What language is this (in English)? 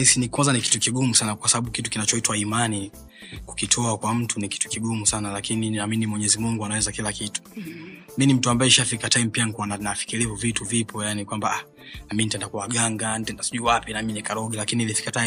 Swahili